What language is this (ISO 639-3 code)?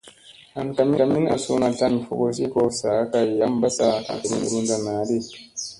mse